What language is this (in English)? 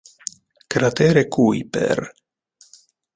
Italian